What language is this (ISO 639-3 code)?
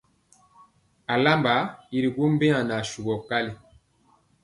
mcx